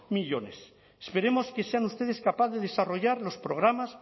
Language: Spanish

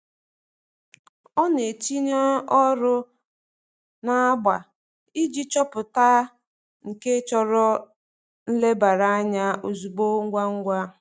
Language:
Igbo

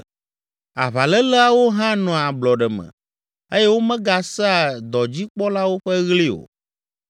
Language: Ewe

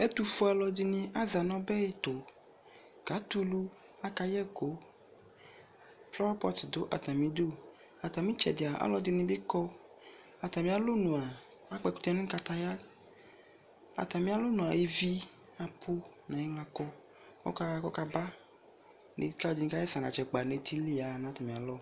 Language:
Ikposo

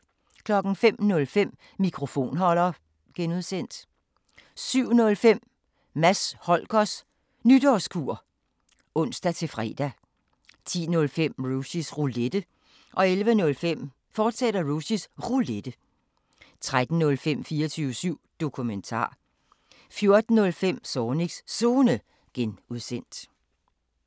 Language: Danish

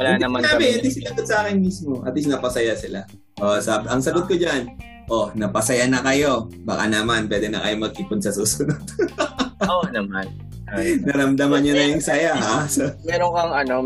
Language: Filipino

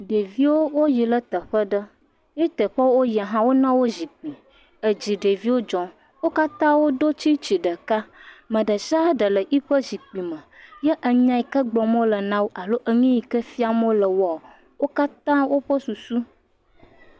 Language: Ewe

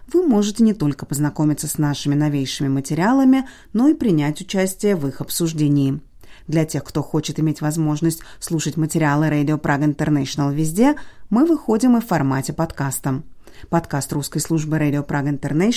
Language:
Russian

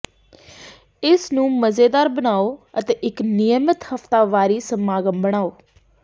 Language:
Punjabi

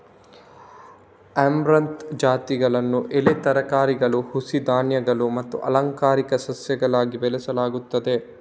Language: Kannada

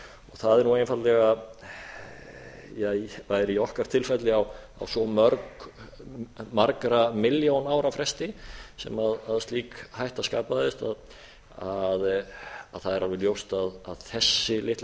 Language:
Icelandic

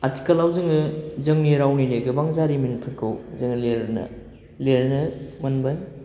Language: Bodo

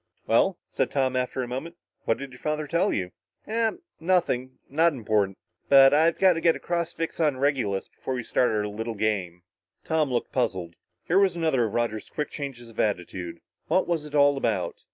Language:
English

